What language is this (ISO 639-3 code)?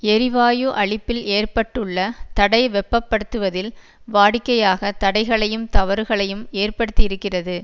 tam